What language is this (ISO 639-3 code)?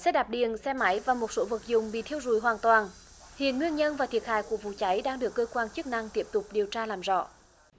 vie